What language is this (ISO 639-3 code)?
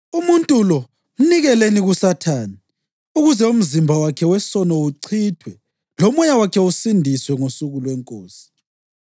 nde